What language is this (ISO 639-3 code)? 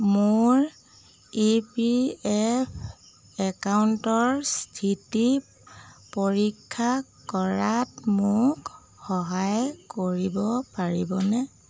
asm